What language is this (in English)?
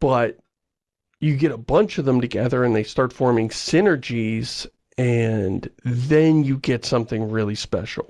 English